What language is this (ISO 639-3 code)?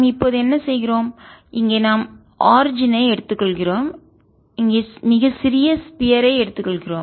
tam